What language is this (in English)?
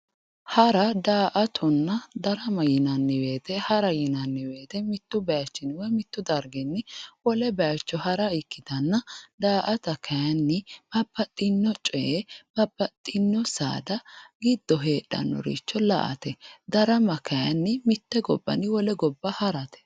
Sidamo